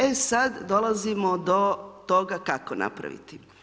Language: Croatian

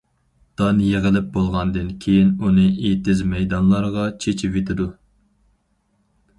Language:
Uyghur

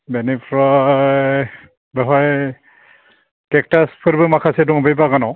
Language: Bodo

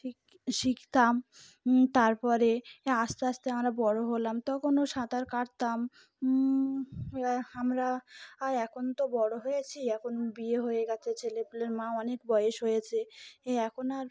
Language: Bangla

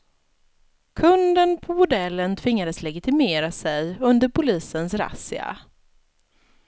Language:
Swedish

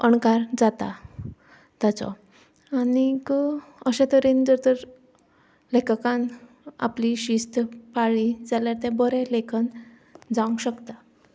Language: Konkani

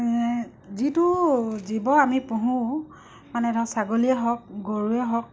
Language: Assamese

